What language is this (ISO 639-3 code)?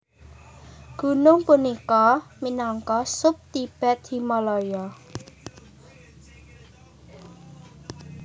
jav